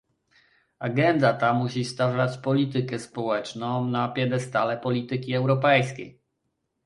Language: Polish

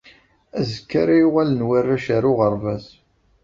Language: Kabyle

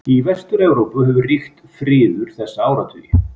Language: Icelandic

